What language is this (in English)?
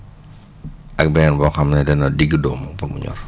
Wolof